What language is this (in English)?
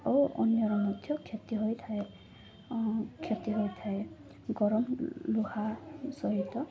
Odia